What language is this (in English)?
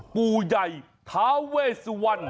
Thai